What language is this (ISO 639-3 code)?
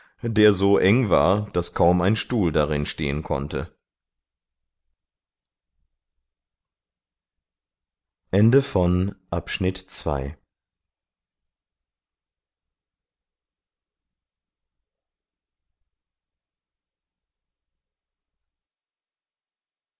deu